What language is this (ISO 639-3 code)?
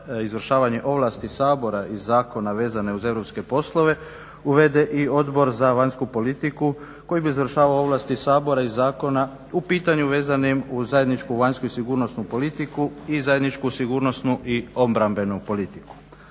hrv